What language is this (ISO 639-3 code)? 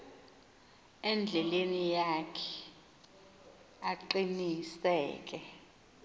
xho